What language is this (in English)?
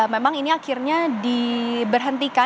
Indonesian